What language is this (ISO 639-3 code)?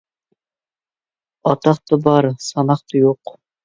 uig